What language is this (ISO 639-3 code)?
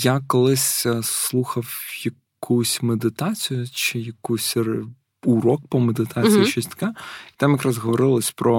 ukr